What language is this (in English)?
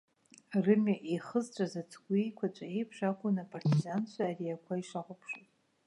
Abkhazian